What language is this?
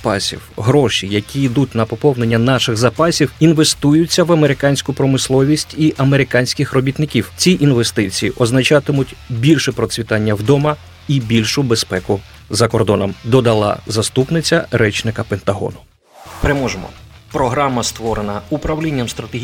Ukrainian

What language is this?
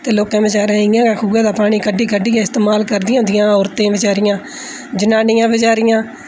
Dogri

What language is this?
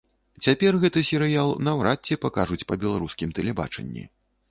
Belarusian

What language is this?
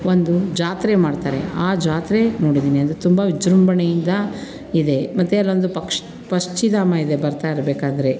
Kannada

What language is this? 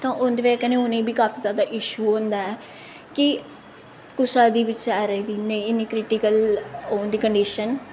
Dogri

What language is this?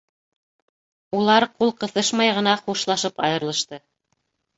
Bashkir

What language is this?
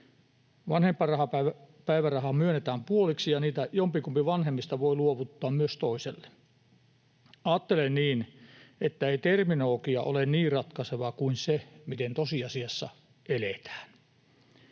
Finnish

